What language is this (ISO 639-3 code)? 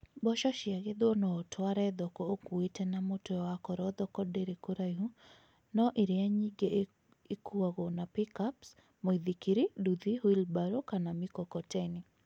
kik